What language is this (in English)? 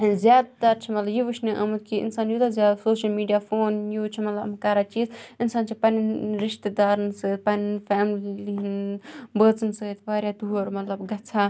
Kashmiri